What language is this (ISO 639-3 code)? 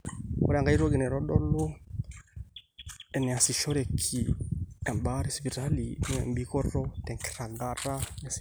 mas